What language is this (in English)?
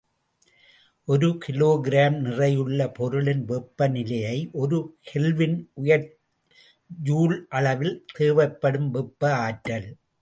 Tamil